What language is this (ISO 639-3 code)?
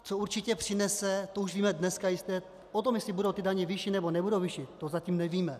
ces